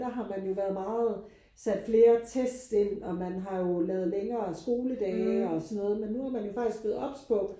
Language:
Danish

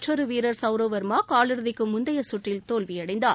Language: Tamil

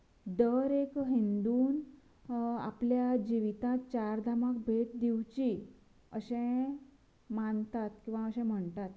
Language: Konkani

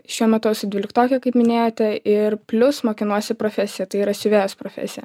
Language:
Lithuanian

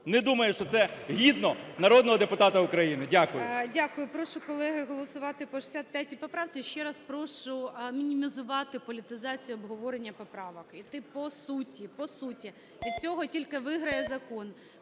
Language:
Ukrainian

